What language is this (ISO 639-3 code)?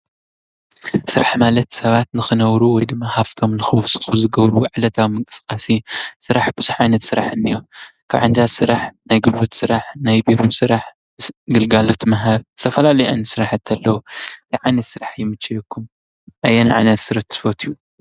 tir